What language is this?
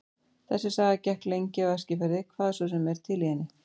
Icelandic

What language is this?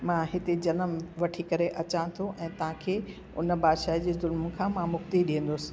Sindhi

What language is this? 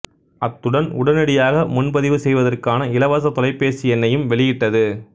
Tamil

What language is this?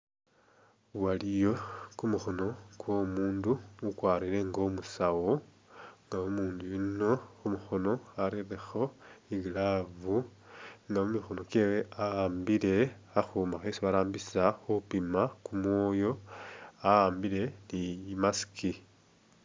Masaaba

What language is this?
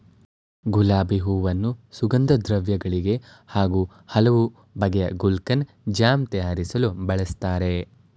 Kannada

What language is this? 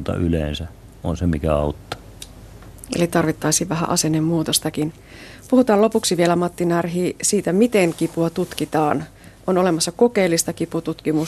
Finnish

